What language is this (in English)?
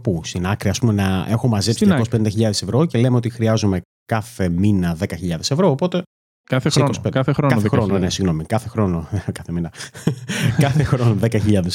Greek